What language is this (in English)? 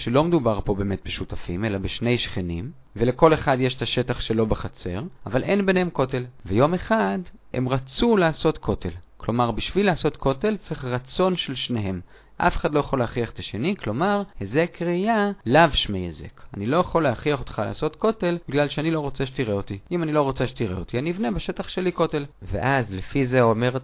Hebrew